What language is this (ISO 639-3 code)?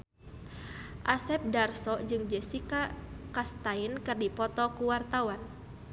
sun